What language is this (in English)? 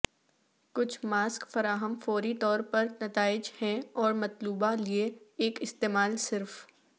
Urdu